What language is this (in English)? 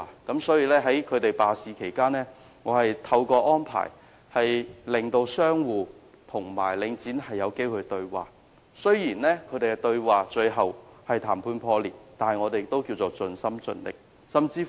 Cantonese